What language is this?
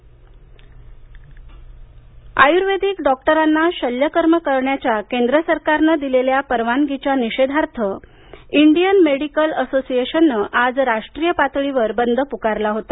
Marathi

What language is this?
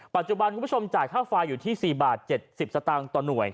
Thai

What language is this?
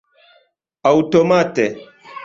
Esperanto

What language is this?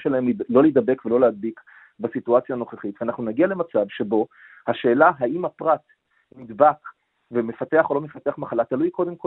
Hebrew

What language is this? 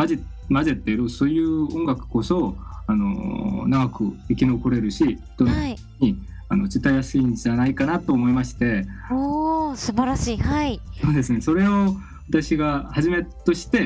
Japanese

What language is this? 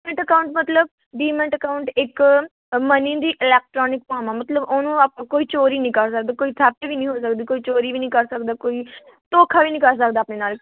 Punjabi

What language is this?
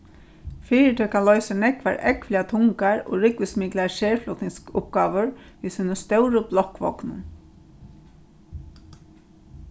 Faroese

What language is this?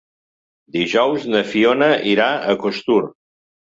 Catalan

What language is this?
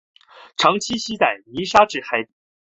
Chinese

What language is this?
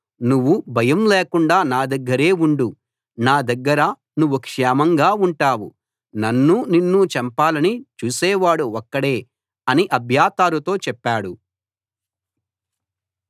Telugu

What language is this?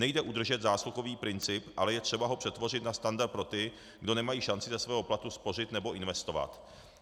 Czech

